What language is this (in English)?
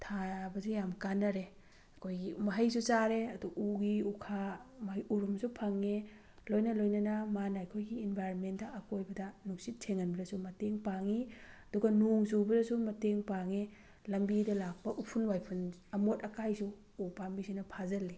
Manipuri